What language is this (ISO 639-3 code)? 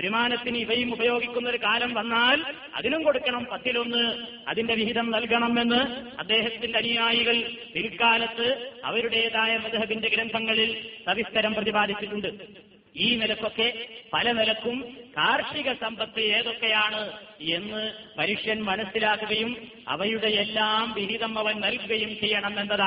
mal